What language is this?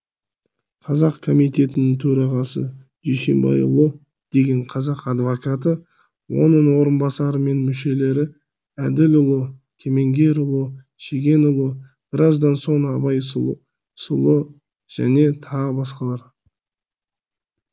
Kazakh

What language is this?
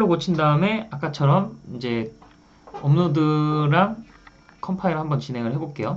Korean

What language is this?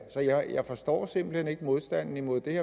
Danish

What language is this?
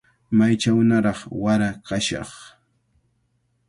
Cajatambo North Lima Quechua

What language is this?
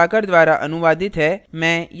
Hindi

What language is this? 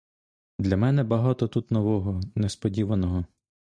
Ukrainian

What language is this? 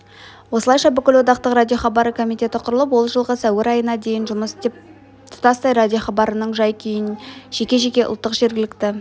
Kazakh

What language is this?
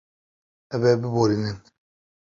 Kurdish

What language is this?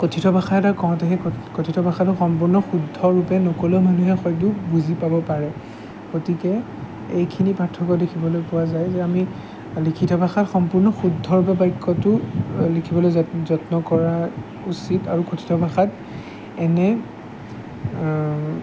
Assamese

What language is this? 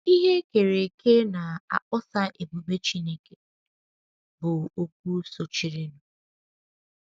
Igbo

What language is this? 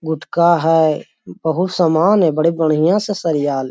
Magahi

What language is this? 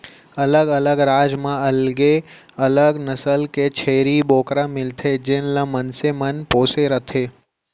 Chhattisgarhi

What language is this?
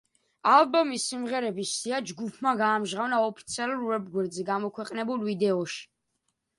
Georgian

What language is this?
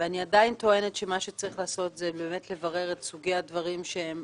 Hebrew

